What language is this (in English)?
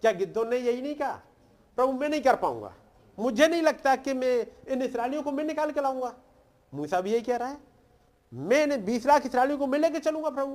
Hindi